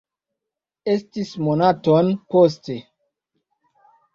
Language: Esperanto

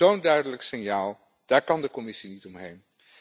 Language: Dutch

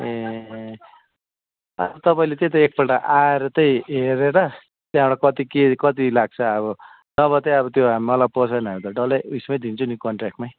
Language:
Nepali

